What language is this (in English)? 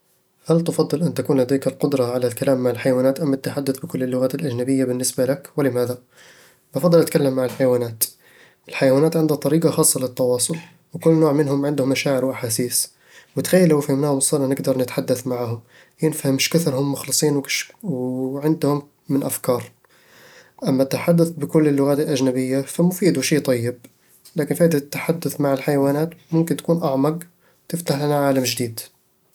Eastern Egyptian Bedawi Arabic